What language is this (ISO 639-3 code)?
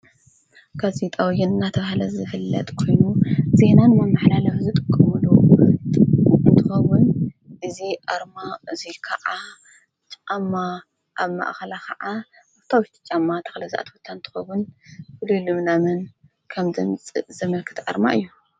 tir